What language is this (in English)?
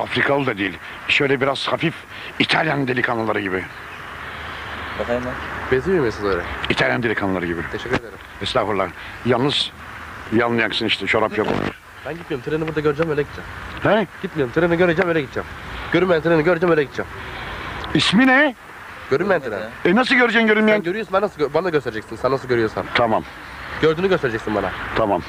Turkish